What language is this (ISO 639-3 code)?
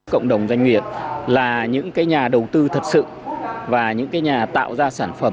vie